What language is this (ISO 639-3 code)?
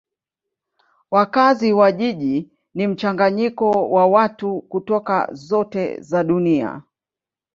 swa